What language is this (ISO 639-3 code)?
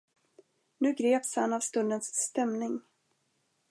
swe